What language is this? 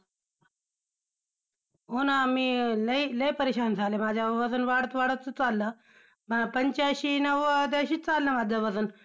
Marathi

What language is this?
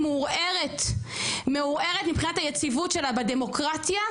Hebrew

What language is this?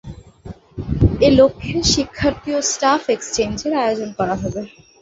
Bangla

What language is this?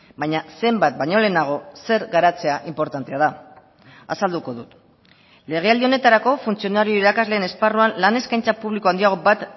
Basque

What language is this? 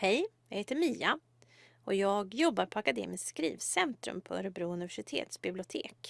Swedish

